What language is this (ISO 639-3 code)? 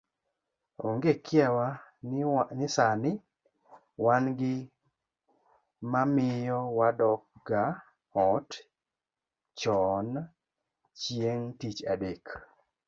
luo